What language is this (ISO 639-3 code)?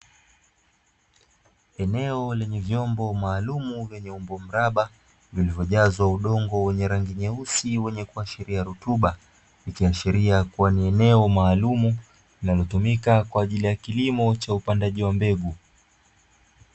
swa